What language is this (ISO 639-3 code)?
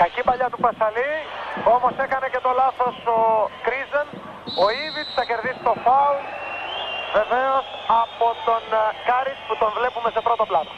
ell